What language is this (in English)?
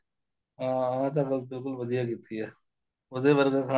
Punjabi